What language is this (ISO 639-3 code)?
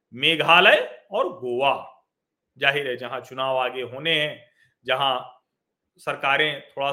hin